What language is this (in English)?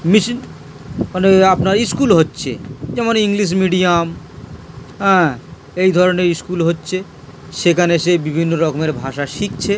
Bangla